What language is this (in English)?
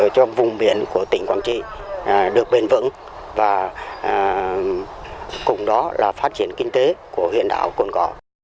Vietnamese